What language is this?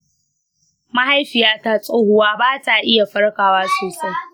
Hausa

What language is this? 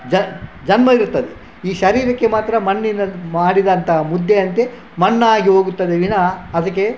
Kannada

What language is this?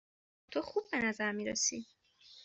Persian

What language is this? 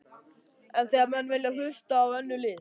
Icelandic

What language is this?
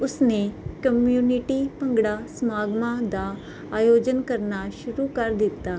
Punjabi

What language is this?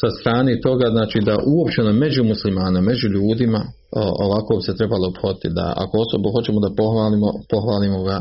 Croatian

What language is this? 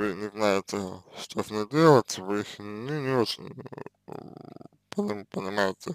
Russian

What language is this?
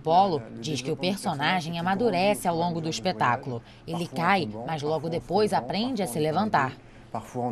Portuguese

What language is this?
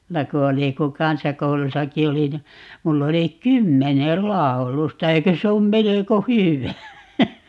Finnish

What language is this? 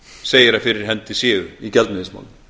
Icelandic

